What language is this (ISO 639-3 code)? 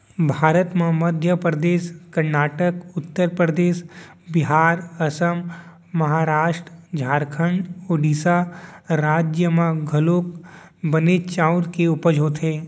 hne